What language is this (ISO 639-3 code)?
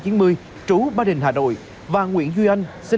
vie